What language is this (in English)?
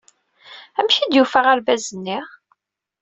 Kabyle